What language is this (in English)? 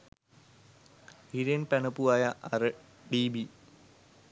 Sinhala